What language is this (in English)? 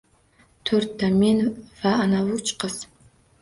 Uzbek